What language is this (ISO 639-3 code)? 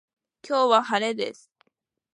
jpn